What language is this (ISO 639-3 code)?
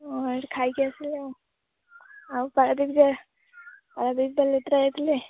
ori